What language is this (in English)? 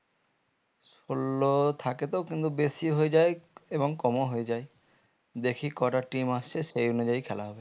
Bangla